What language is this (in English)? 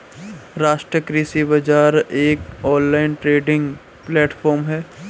Hindi